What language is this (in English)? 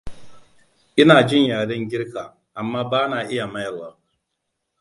Hausa